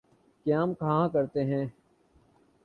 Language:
Urdu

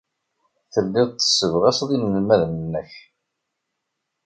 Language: Kabyle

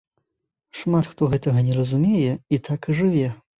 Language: Belarusian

